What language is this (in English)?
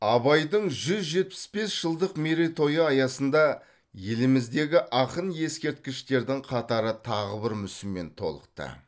Kazakh